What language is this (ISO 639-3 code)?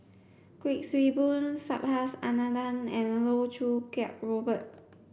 eng